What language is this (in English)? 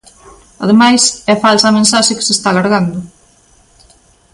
Galician